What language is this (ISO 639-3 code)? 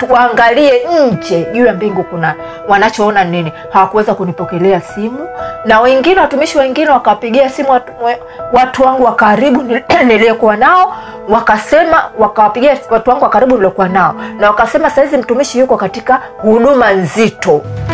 swa